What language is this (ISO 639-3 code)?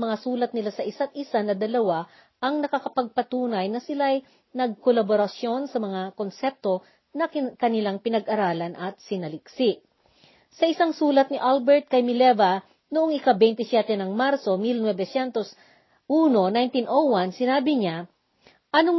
fil